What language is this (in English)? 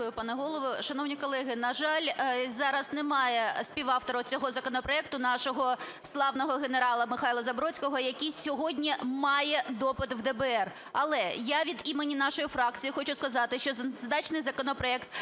Ukrainian